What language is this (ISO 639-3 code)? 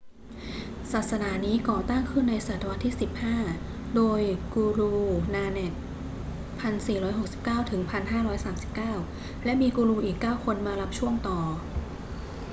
tha